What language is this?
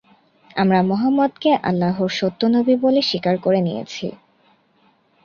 Bangla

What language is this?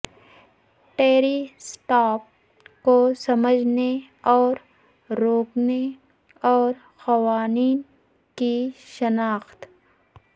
Urdu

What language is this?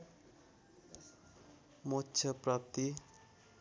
Nepali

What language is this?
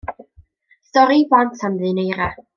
Welsh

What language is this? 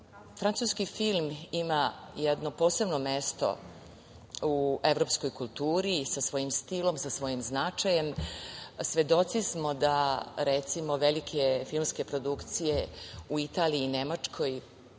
Serbian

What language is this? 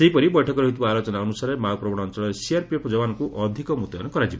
Odia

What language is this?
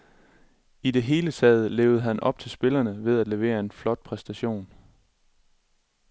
Danish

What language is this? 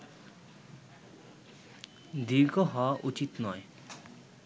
Bangla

